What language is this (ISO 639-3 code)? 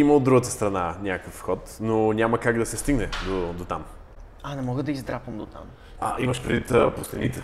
bul